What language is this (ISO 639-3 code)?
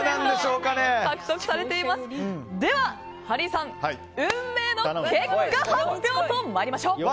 jpn